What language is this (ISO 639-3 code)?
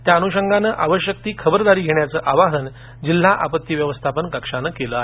mar